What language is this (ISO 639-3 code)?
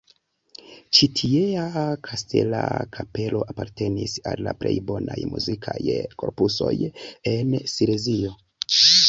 epo